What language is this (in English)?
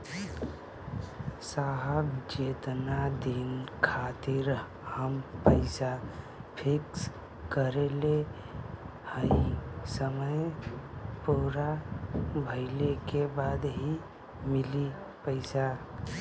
Bhojpuri